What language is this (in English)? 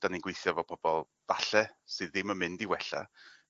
Welsh